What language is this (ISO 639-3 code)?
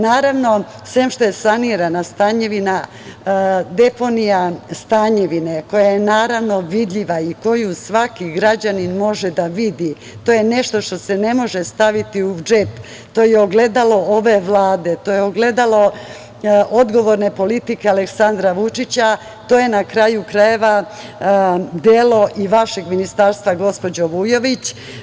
srp